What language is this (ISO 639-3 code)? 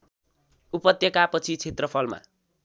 nep